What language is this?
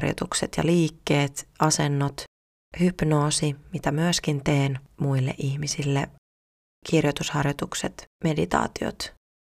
Finnish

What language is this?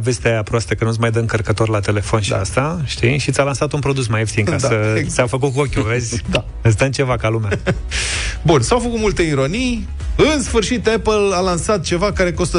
Romanian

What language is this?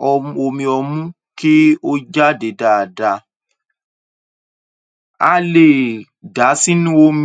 Yoruba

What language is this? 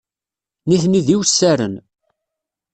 Kabyle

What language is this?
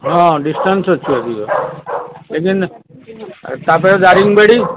Odia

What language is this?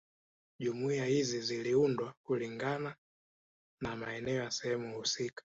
Swahili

